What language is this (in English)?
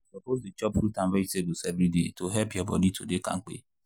Nigerian Pidgin